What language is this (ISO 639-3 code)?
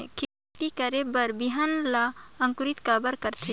hne